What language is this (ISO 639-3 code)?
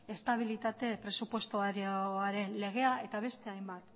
eus